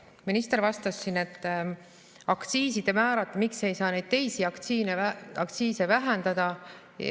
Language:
Estonian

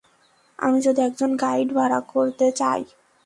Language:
Bangla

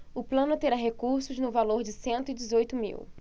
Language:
Portuguese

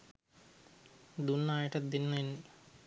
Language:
Sinhala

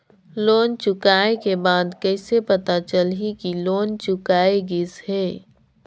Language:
Chhattisgarhi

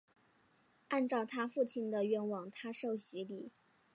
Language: Chinese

